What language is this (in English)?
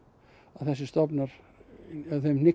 Icelandic